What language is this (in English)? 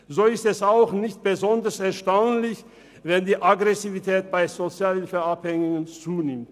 Swiss German